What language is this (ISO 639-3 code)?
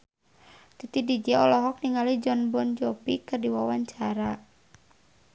sun